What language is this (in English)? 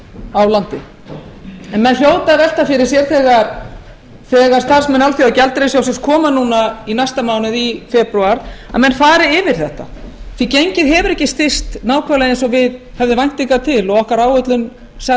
Icelandic